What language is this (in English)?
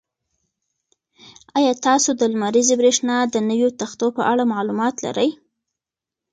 Pashto